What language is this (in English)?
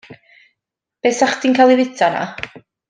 Welsh